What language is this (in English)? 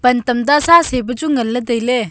Wancho Naga